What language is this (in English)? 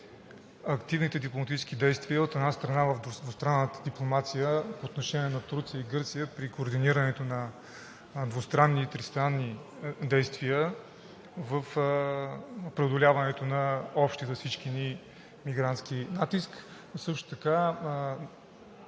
Bulgarian